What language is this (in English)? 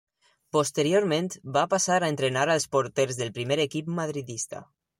Catalan